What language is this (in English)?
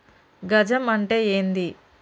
Telugu